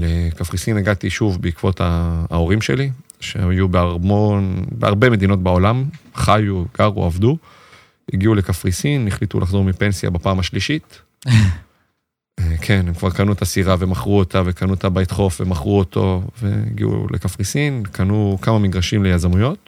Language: Hebrew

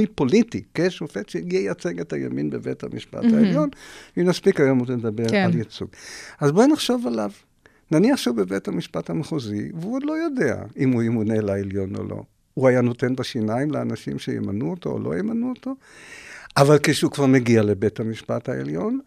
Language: Hebrew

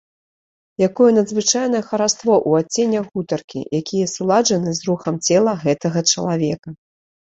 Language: Belarusian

